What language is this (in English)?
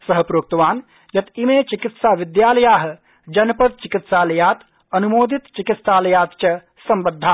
Sanskrit